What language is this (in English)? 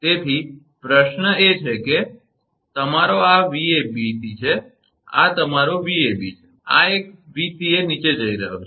Gujarati